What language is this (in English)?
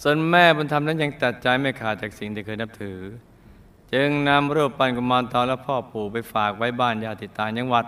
Thai